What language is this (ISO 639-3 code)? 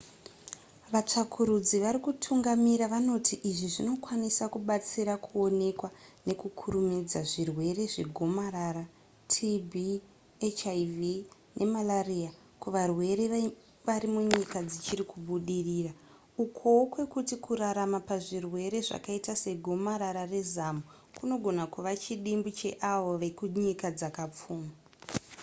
sna